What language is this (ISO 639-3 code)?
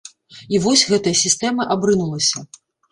bel